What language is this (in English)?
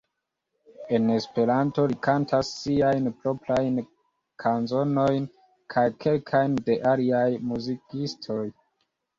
Esperanto